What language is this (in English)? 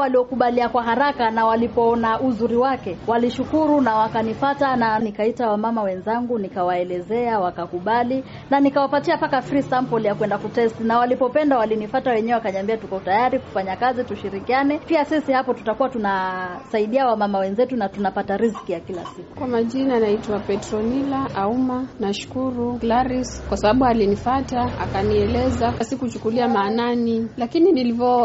Swahili